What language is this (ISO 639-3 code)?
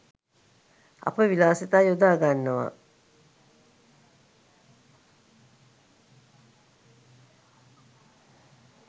sin